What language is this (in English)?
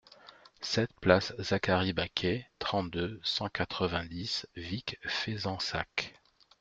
French